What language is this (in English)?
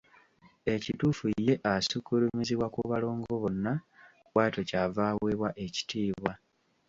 Ganda